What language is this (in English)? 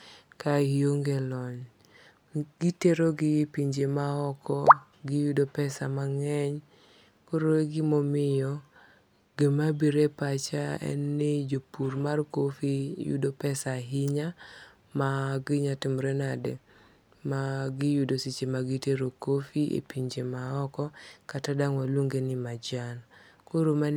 Luo (Kenya and Tanzania)